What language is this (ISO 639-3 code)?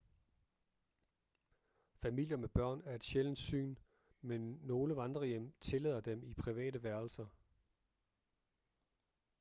dan